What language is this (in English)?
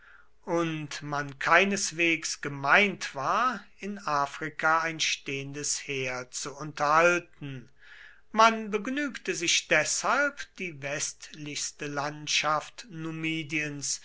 German